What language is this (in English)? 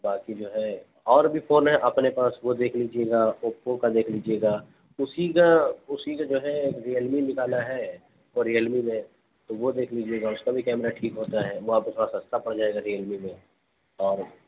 Urdu